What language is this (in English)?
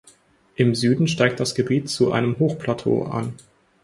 German